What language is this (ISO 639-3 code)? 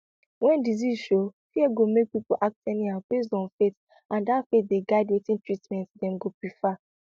pcm